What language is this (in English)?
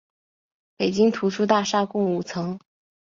Chinese